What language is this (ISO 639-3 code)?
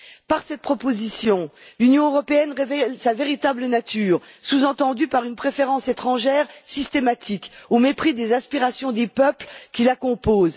fra